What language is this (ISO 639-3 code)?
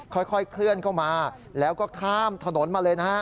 tha